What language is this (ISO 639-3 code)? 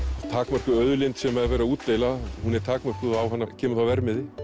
isl